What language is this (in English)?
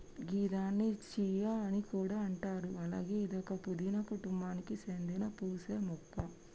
Telugu